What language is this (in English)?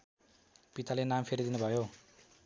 Nepali